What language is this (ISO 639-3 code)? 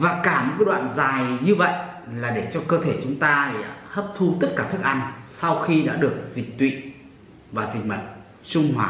vie